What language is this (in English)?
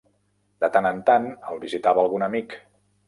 Catalan